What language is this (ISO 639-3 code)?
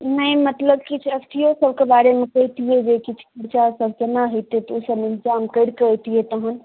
mai